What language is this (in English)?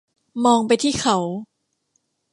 Thai